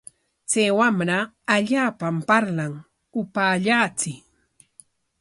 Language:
Corongo Ancash Quechua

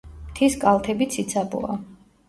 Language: Georgian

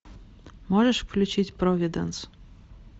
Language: Russian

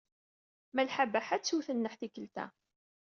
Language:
Kabyle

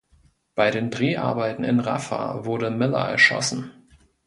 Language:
German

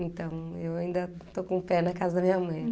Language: Portuguese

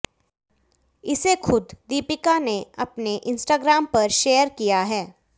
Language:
Hindi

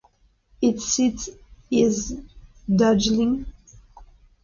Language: English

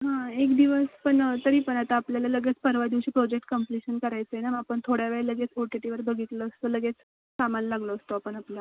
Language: Marathi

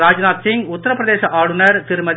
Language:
Tamil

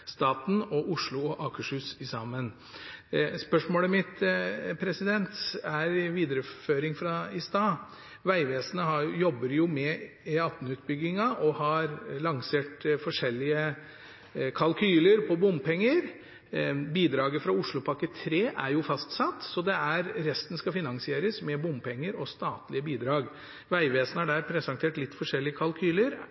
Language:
Norwegian Bokmål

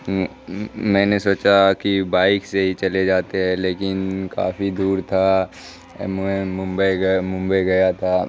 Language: Urdu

